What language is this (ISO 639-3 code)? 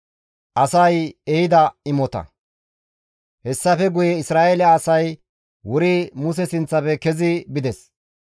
gmv